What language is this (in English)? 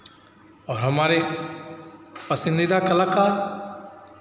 Hindi